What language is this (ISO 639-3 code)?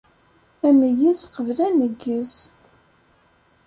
kab